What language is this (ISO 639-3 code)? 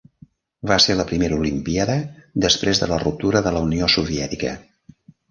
cat